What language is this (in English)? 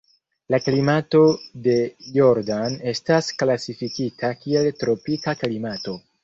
Esperanto